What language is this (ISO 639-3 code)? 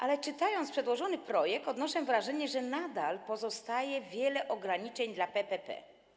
pol